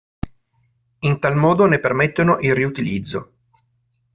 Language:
Italian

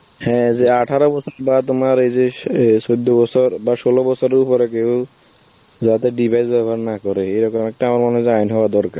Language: Bangla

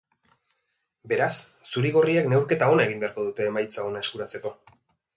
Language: Basque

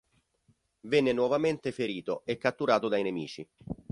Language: Italian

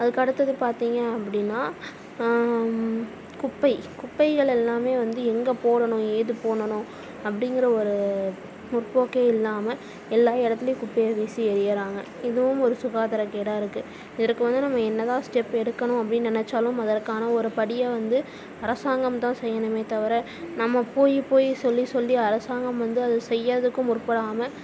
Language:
Tamil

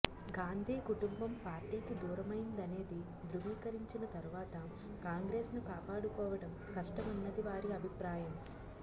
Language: Telugu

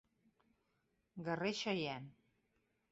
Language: Catalan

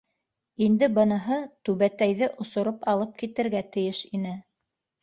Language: Bashkir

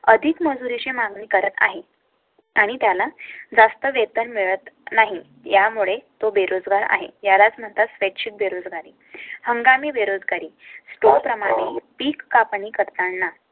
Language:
Marathi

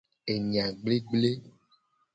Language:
Gen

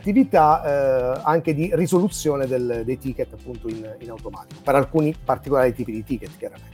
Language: Italian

